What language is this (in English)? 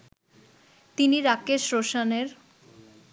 Bangla